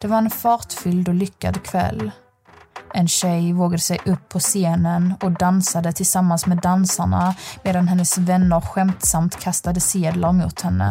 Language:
Swedish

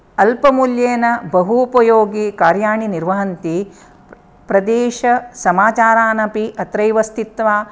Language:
Sanskrit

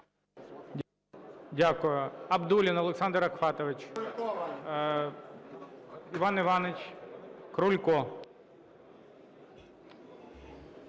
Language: Ukrainian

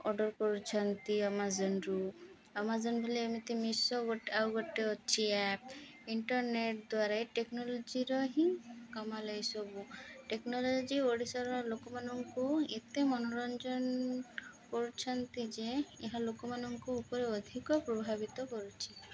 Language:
Odia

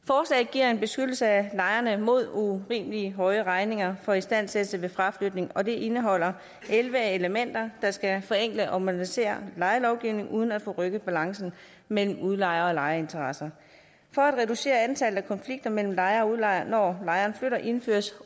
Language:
Danish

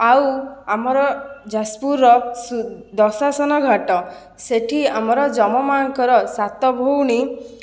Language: Odia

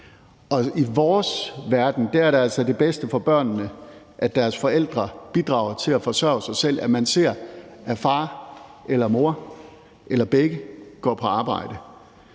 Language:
Danish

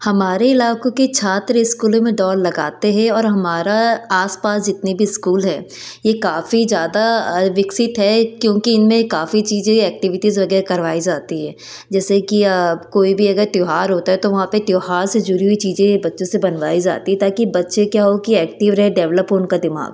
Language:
Hindi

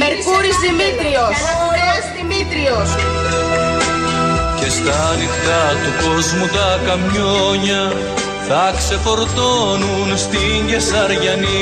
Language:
Greek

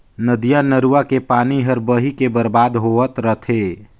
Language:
Chhattisgarhi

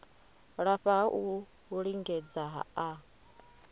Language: Venda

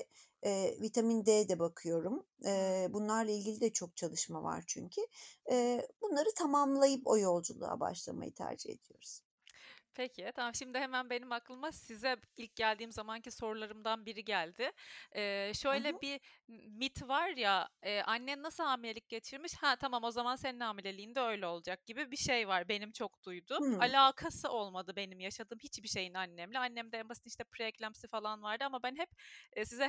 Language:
Turkish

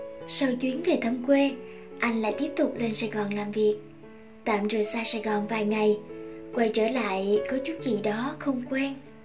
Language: Vietnamese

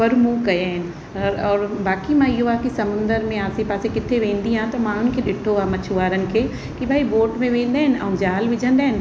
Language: Sindhi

